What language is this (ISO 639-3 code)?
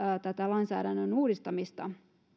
fin